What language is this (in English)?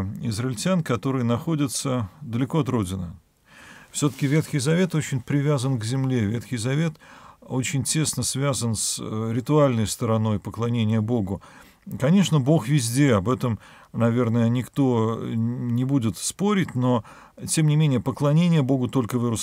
Russian